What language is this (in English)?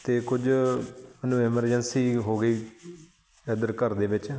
Punjabi